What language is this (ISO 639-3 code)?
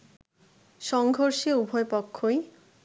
ben